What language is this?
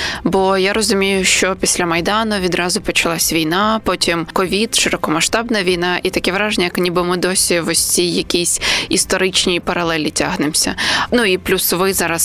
Ukrainian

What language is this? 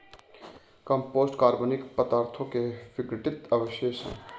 Hindi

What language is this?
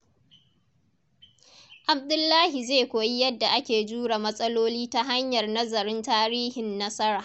Hausa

